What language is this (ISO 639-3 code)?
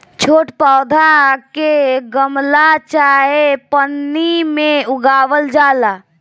bho